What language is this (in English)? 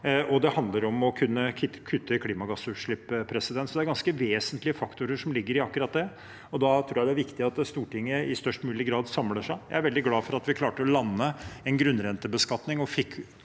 Norwegian